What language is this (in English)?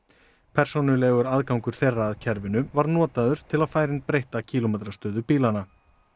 Icelandic